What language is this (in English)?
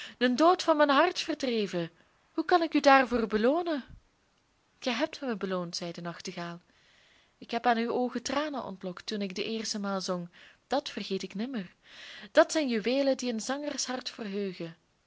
Dutch